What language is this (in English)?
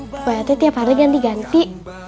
Indonesian